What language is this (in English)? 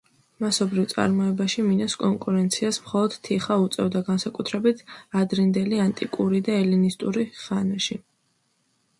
Georgian